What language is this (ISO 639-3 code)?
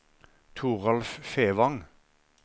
nor